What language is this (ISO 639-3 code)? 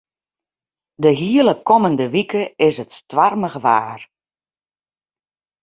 fry